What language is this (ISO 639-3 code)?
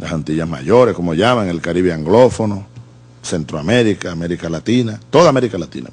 spa